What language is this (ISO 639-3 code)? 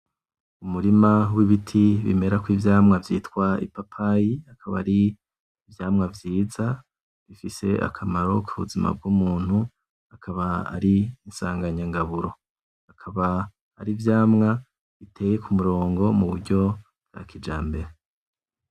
run